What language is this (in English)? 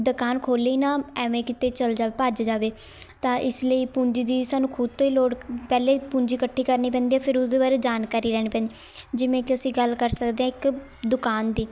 Punjabi